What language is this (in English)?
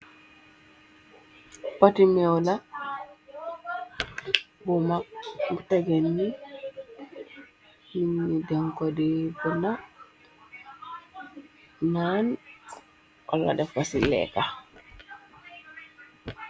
Wolof